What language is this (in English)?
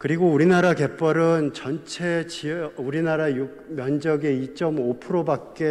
Korean